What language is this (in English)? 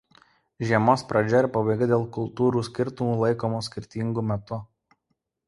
Lithuanian